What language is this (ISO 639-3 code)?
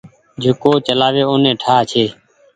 gig